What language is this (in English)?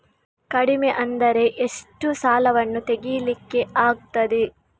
Kannada